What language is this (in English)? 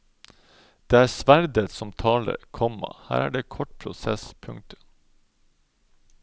Norwegian